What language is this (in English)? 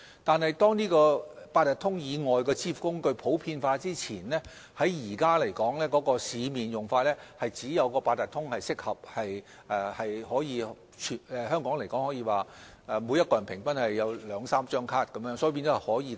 Cantonese